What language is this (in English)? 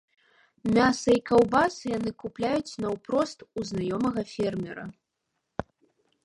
Belarusian